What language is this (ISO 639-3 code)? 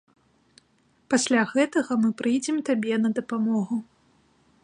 bel